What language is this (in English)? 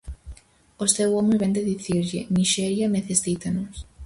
Galician